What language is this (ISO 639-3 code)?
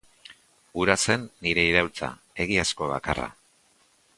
eus